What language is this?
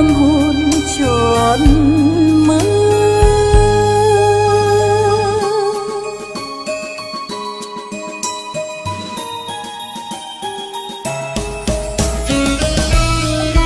Vietnamese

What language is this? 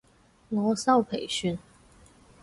Cantonese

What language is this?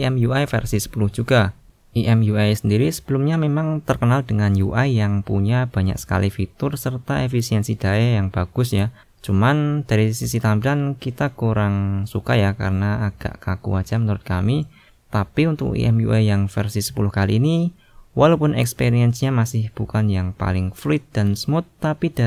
Indonesian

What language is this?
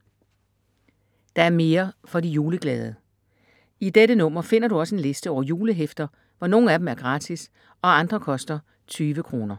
Danish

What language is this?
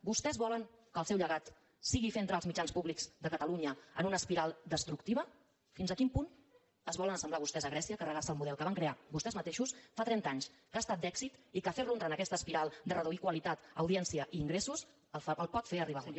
Catalan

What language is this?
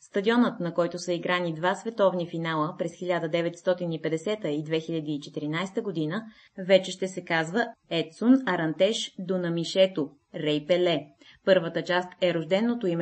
Bulgarian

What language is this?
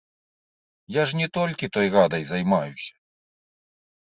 Belarusian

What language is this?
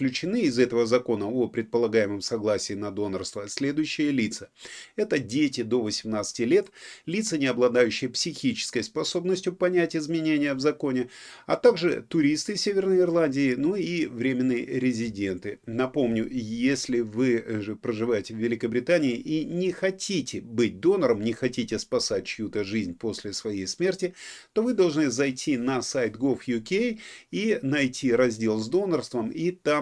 Russian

